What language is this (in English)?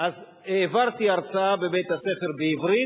Hebrew